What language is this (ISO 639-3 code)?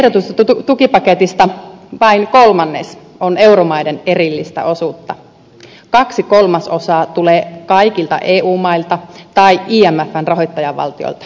fin